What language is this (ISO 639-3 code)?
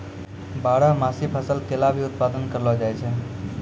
mai